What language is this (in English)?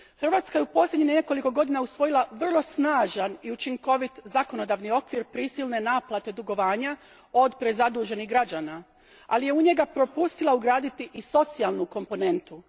Croatian